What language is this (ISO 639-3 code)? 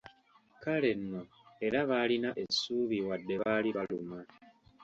lug